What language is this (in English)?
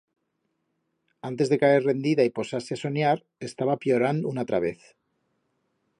Aragonese